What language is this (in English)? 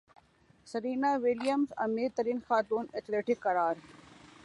Urdu